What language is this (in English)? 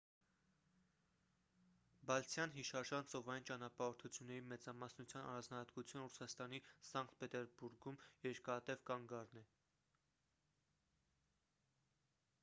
Armenian